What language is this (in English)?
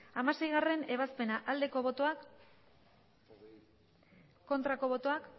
Basque